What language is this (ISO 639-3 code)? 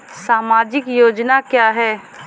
hin